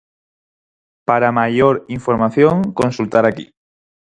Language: Galician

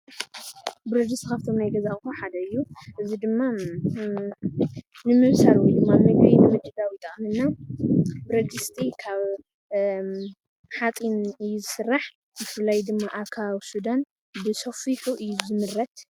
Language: Tigrinya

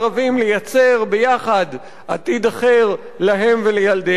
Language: Hebrew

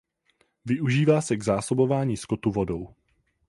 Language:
Czech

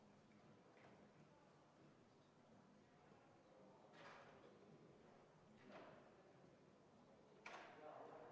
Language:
Estonian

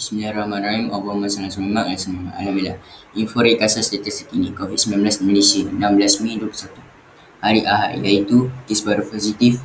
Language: Malay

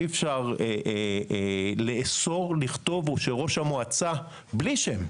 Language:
Hebrew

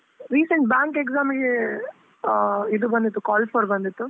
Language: Kannada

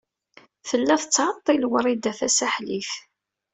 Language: Kabyle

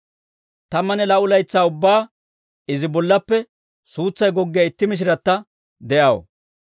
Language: Dawro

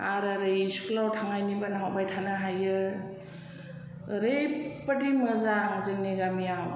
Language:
Bodo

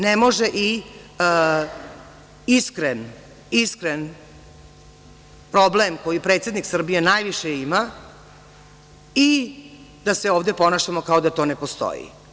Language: Serbian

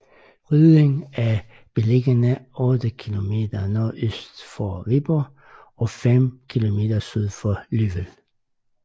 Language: Danish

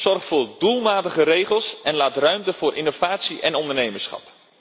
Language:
Dutch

